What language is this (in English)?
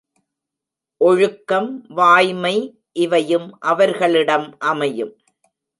Tamil